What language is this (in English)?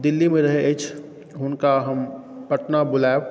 Maithili